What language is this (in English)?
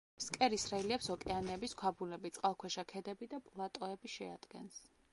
Georgian